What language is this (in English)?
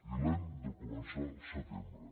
Catalan